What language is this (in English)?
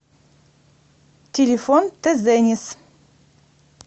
Russian